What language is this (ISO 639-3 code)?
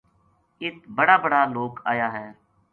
gju